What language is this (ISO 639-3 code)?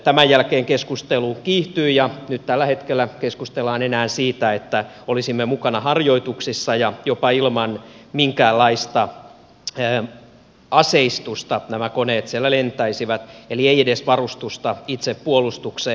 fin